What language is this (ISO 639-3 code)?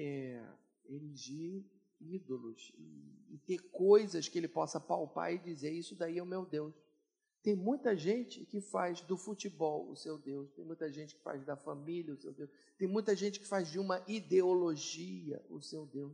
por